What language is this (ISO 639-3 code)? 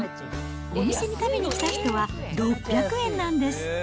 jpn